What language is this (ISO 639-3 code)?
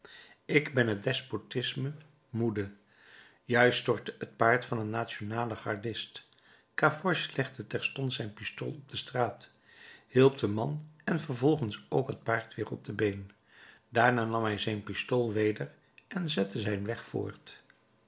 nld